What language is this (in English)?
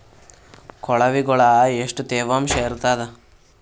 Kannada